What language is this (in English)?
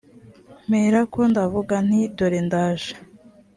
Kinyarwanda